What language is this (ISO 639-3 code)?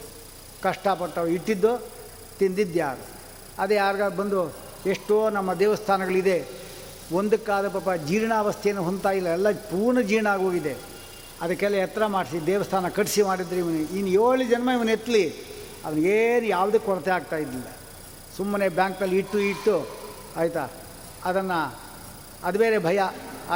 kan